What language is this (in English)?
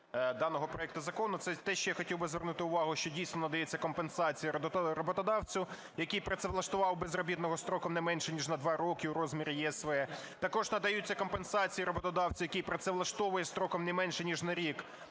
Ukrainian